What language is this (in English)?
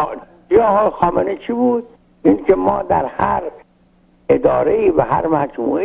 Persian